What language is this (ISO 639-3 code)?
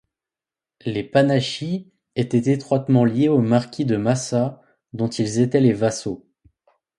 fra